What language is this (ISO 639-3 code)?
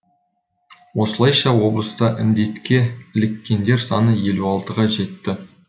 kaz